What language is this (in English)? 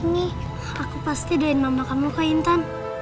Indonesian